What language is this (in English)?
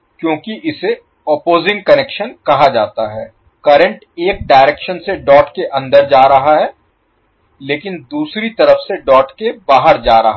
Hindi